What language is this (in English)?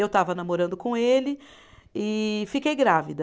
Portuguese